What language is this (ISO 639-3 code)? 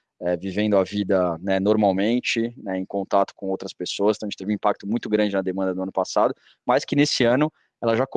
por